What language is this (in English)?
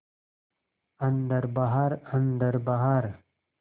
Hindi